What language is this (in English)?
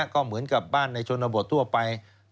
Thai